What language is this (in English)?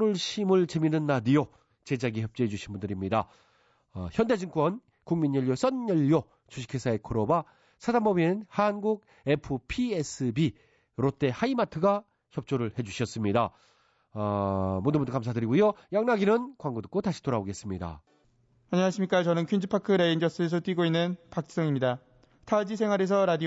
Korean